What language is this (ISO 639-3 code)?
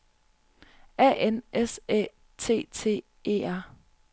dan